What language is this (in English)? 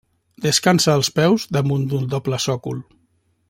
Catalan